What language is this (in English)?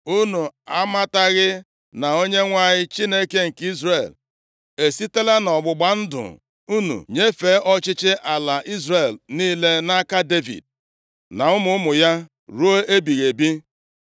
Igbo